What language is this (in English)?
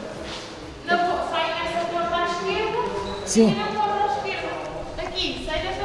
Portuguese